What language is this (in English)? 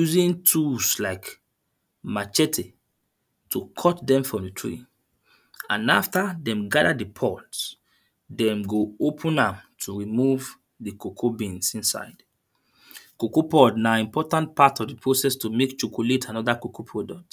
Nigerian Pidgin